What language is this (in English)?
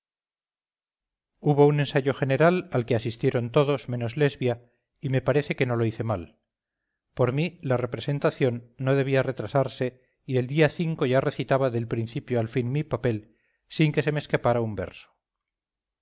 Spanish